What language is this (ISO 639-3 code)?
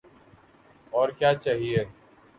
urd